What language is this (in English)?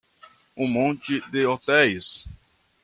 Portuguese